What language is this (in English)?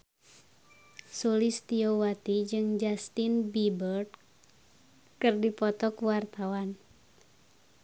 Sundanese